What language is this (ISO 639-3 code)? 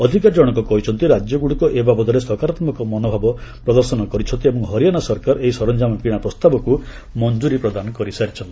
ori